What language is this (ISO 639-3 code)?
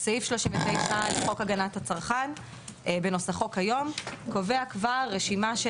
heb